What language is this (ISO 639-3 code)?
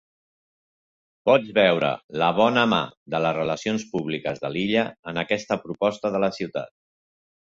cat